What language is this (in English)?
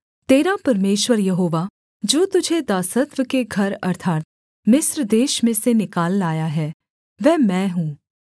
Hindi